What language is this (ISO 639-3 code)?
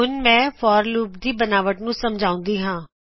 pan